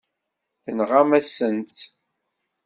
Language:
Kabyle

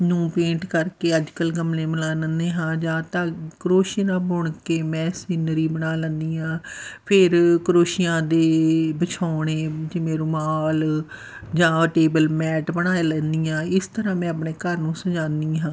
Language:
Punjabi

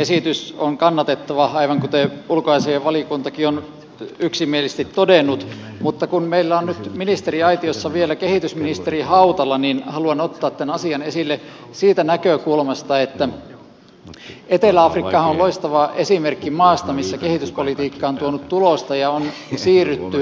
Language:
Finnish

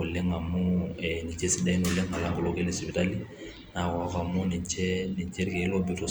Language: Masai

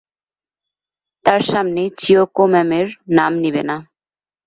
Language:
Bangla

